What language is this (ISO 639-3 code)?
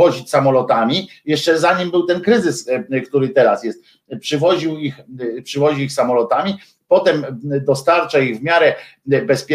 pol